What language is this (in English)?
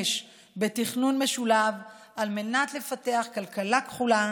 Hebrew